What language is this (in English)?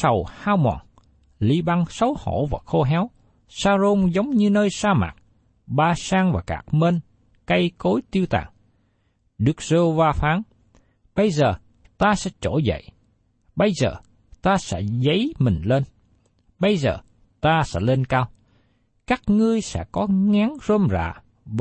Vietnamese